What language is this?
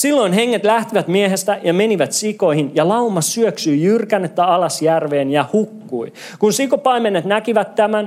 Finnish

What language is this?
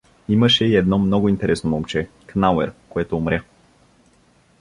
Bulgarian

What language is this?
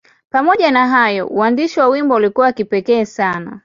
Swahili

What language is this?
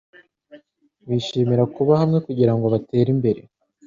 Kinyarwanda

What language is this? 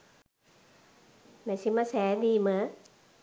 Sinhala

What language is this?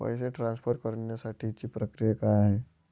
Marathi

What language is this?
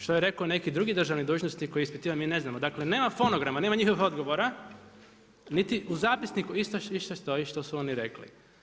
Croatian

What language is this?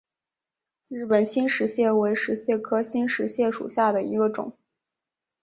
Chinese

